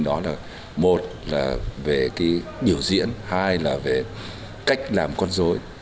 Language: Vietnamese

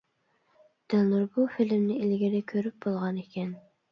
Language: Uyghur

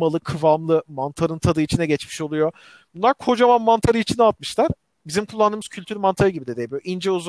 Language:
Turkish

